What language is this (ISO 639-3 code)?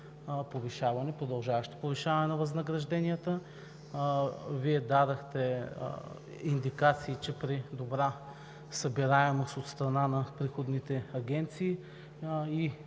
bul